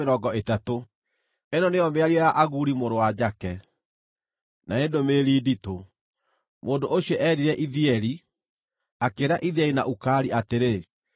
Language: Kikuyu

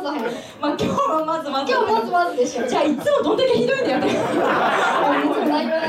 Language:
Japanese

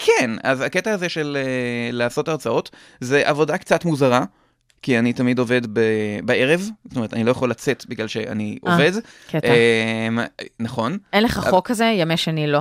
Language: Hebrew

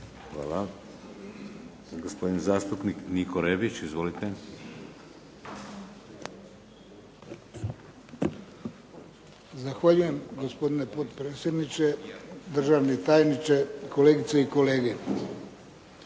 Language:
Croatian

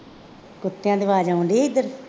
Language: Punjabi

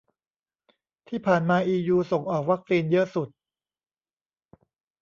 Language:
Thai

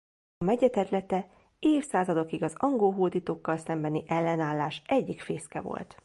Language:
Hungarian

